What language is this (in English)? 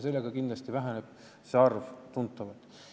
Estonian